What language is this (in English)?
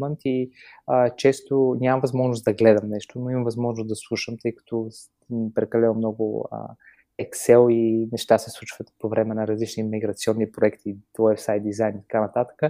Bulgarian